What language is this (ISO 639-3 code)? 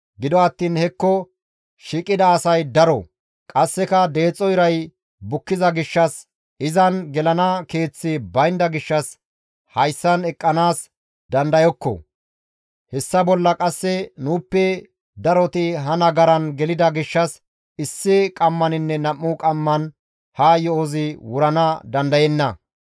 gmv